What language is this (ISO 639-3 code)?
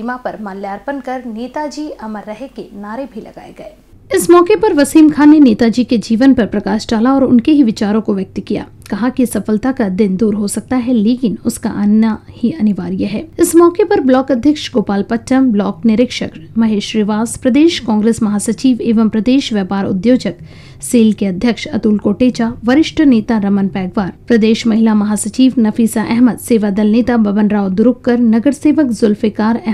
hin